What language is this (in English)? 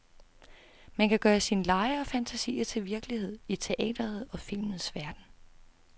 Danish